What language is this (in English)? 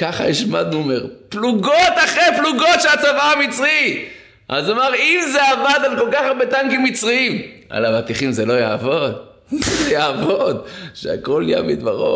Hebrew